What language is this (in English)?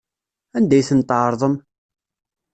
Kabyle